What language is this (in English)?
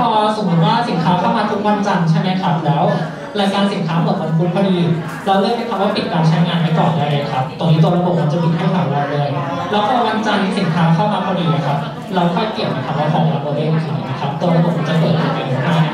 Thai